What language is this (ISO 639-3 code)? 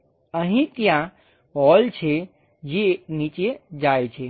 guj